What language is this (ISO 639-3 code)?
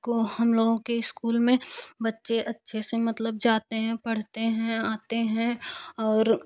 hin